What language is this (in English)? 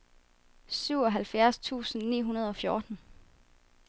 Danish